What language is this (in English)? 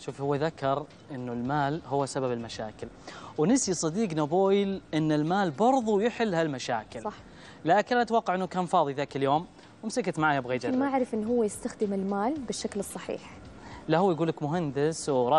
Arabic